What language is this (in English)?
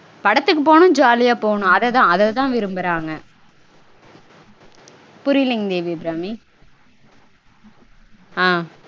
Tamil